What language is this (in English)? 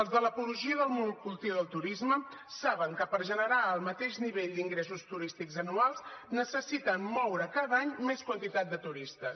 Catalan